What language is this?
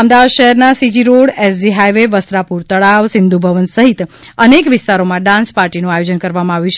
Gujarati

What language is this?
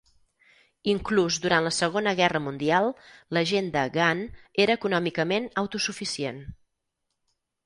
Catalan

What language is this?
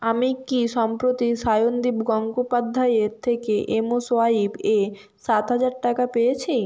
Bangla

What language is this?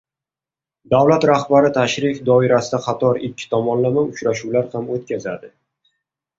Uzbek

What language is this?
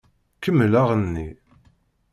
Kabyle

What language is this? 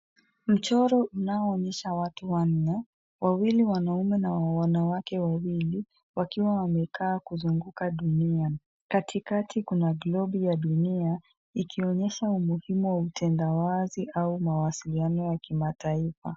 Swahili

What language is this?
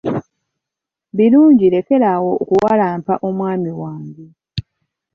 Ganda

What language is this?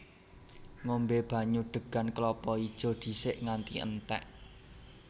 Javanese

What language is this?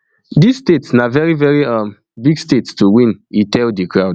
Nigerian Pidgin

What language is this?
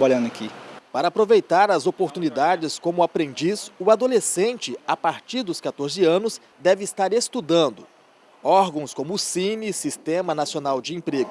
Portuguese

